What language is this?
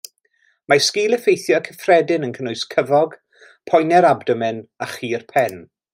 Welsh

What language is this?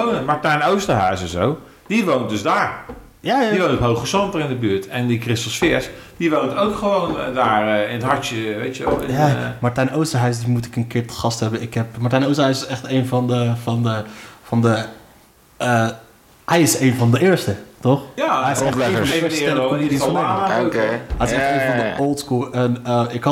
Dutch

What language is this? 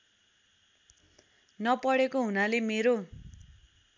Nepali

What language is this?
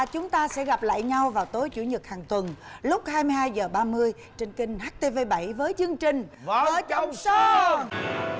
Vietnamese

